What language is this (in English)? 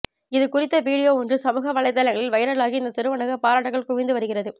Tamil